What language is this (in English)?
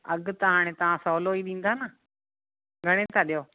Sindhi